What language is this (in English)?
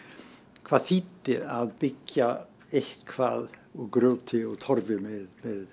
Icelandic